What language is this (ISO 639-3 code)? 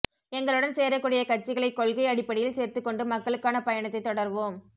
tam